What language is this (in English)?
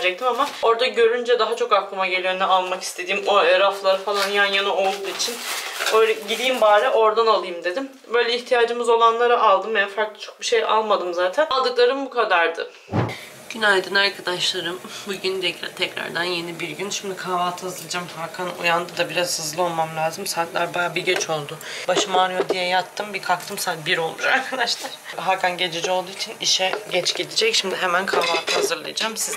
Turkish